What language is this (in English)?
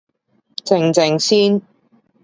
Cantonese